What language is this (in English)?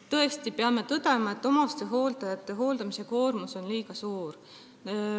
Estonian